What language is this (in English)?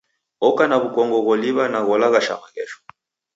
Taita